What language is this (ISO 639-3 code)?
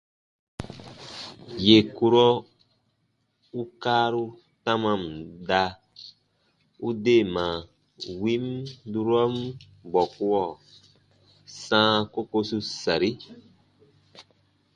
bba